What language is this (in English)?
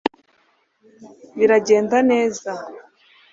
Kinyarwanda